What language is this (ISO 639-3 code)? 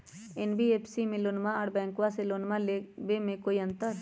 mag